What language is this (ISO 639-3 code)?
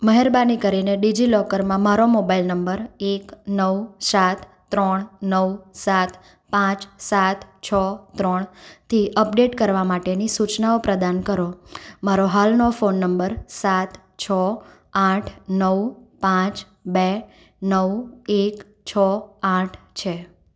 guj